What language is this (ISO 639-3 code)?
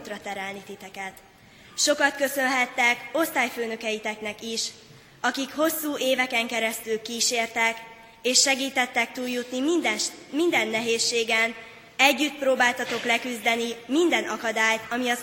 hun